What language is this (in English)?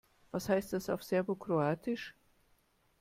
German